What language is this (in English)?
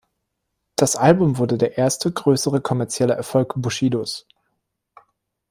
German